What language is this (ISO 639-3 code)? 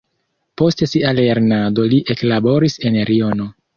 epo